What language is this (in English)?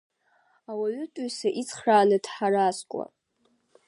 Abkhazian